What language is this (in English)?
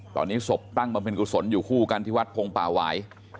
Thai